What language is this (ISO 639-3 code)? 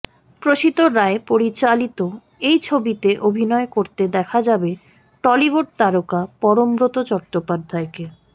ben